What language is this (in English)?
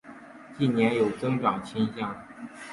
Chinese